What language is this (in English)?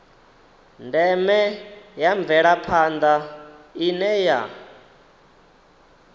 Venda